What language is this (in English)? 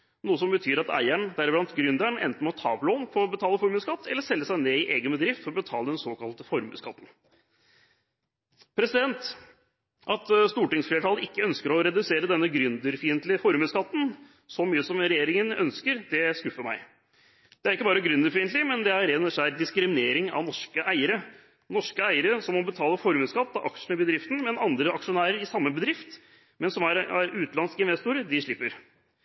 Norwegian Bokmål